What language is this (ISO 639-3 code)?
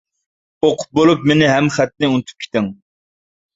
uig